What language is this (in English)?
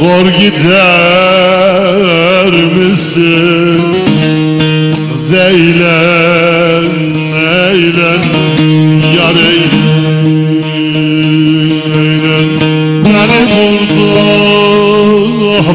Turkish